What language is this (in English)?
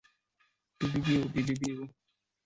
Chinese